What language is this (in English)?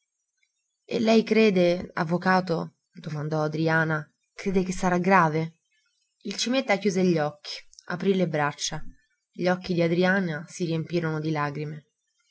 Italian